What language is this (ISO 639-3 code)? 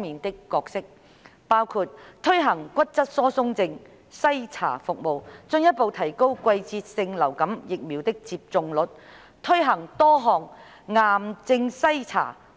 yue